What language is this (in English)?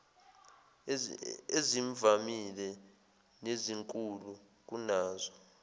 Zulu